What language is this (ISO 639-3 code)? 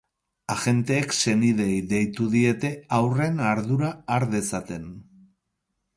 eus